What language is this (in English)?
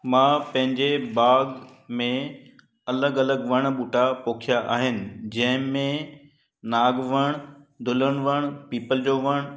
Sindhi